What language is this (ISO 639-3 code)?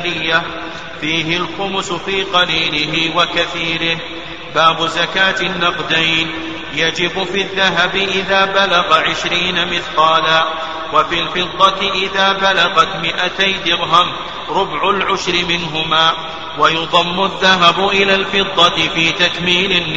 ara